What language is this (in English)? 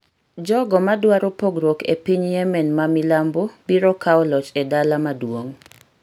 Luo (Kenya and Tanzania)